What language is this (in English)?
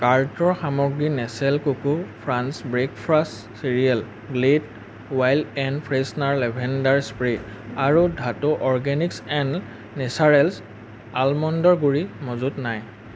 Assamese